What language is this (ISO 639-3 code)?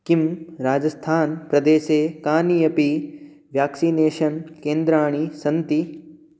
san